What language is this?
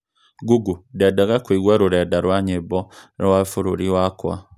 Kikuyu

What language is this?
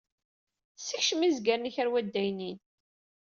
Kabyle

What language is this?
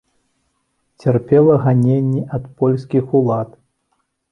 Belarusian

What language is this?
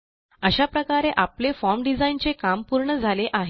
Marathi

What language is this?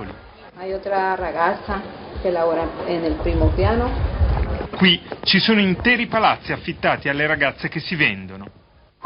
Italian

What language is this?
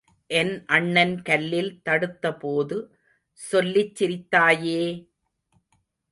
Tamil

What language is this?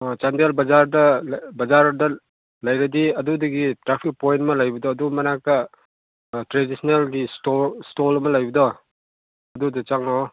Manipuri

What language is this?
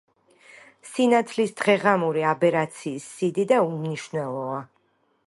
Georgian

